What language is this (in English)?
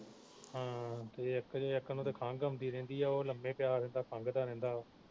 Punjabi